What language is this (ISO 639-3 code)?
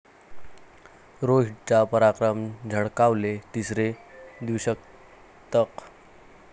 mar